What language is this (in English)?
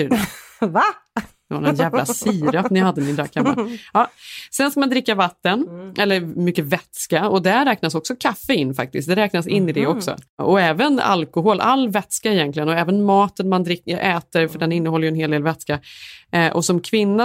Swedish